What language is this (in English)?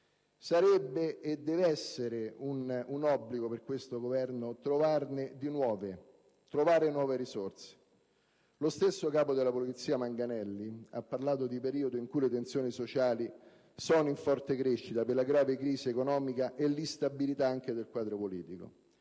Italian